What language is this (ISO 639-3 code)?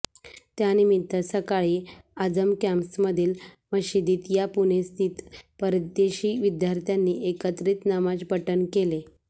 mar